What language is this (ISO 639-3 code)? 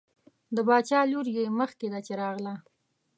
pus